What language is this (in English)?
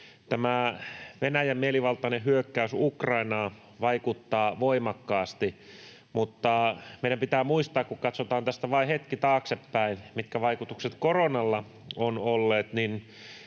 Finnish